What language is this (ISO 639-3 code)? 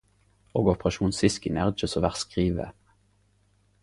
nno